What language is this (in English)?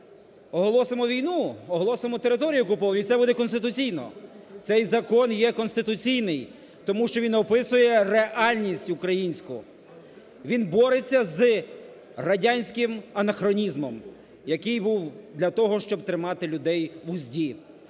Ukrainian